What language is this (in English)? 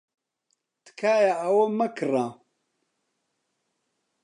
Central Kurdish